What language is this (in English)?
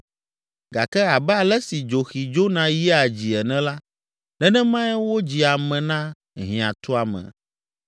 Ewe